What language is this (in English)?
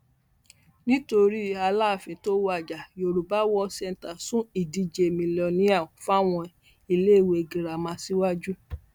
Yoruba